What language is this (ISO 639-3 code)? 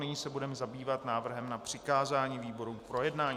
ces